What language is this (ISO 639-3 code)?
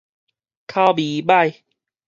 nan